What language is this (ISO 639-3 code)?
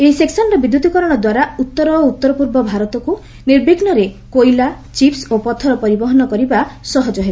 ori